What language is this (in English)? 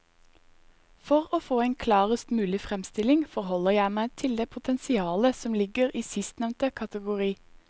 Norwegian